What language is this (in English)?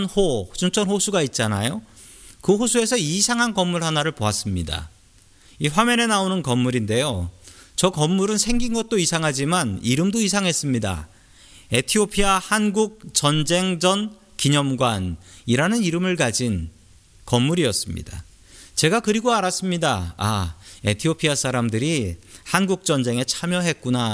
Korean